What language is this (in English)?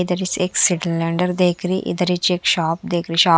Hindi